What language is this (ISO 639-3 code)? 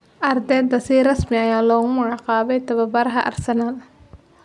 som